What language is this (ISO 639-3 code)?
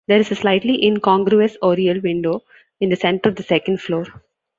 eng